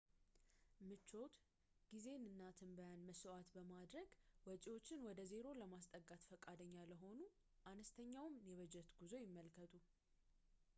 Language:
Amharic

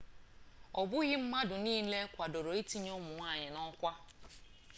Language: Igbo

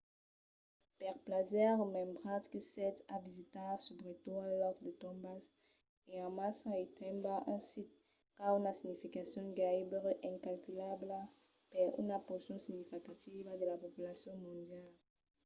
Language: Occitan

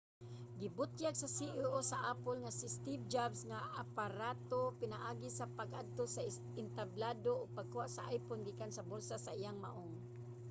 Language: Cebuano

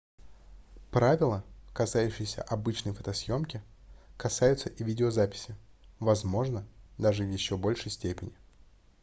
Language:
Russian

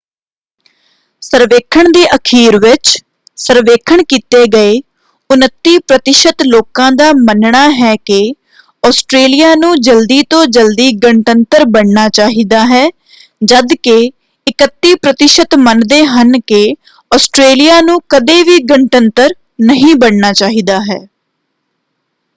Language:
Punjabi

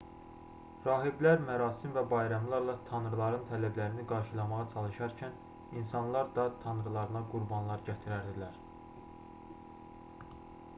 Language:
Azerbaijani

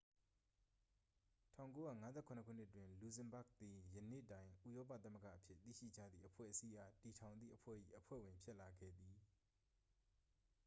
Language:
Burmese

